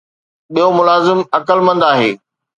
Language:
Sindhi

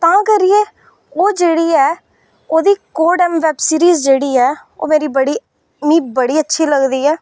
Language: Dogri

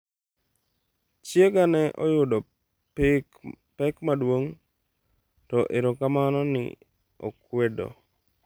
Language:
Luo (Kenya and Tanzania)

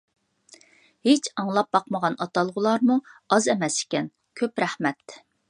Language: Uyghur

